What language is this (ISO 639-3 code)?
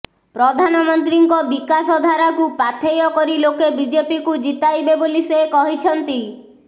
ori